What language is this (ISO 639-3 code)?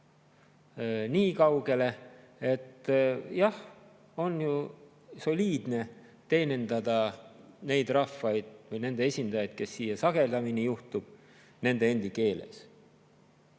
est